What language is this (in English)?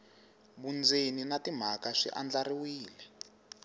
Tsonga